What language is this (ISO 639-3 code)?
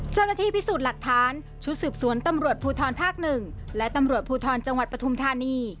tha